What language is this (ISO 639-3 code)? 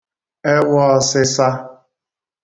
ibo